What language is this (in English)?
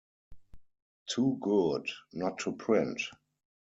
English